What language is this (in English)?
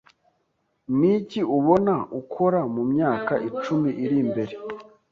Kinyarwanda